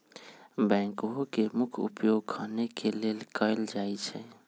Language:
Magahi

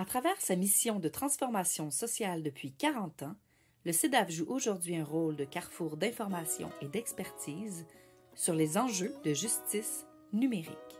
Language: French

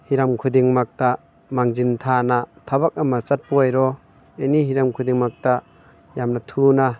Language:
Manipuri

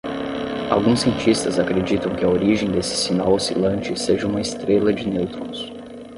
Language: Portuguese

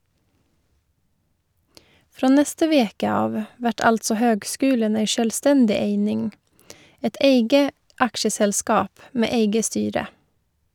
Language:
Norwegian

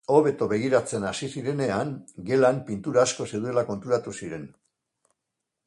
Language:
Basque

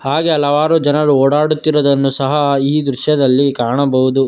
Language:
Kannada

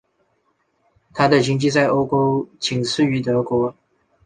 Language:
Chinese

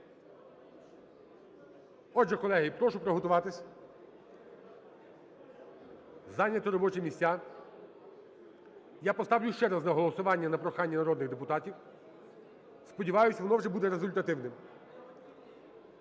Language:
Ukrainian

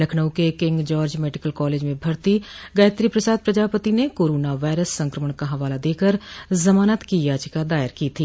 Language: Hindi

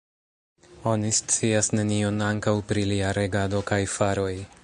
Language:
Esperanto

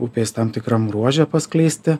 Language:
Lithuanian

